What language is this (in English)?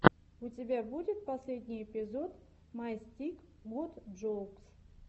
Russian